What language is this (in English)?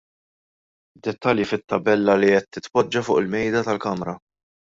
Maltese